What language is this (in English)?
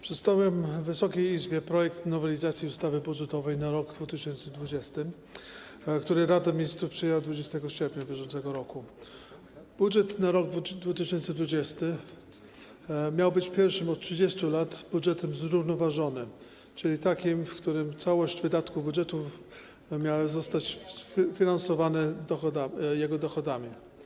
Polish